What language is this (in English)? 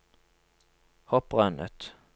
Norwegian